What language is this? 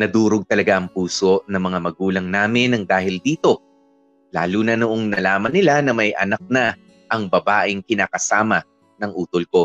Filipino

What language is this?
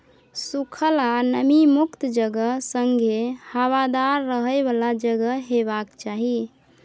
Maithili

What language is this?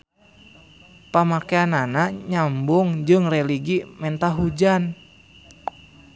Sundanese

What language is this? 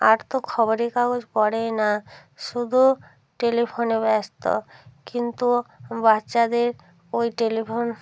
Bangla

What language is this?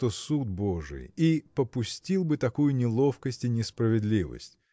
Russian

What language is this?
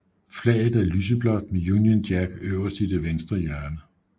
Danish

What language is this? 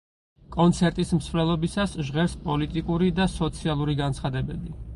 Georgian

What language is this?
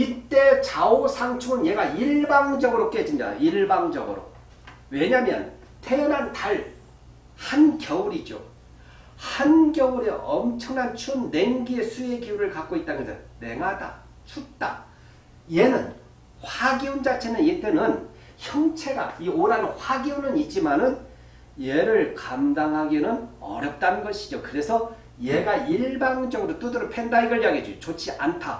Korean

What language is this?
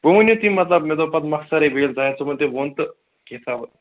Kashmiri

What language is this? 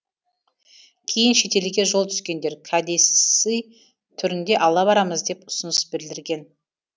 Kazakh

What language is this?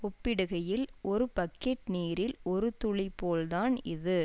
Tamil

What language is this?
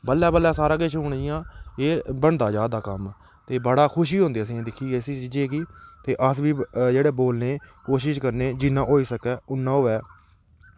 Dogri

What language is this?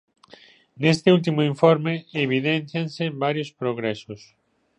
Galician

